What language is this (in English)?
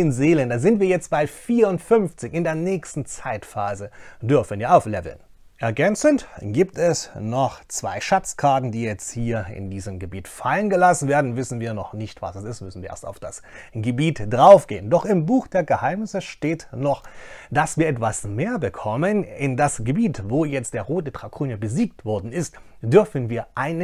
German